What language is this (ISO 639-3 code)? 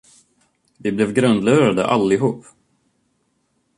swe